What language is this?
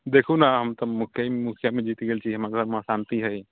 Maithili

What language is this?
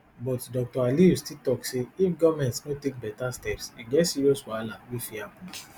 Nigerian Pidgin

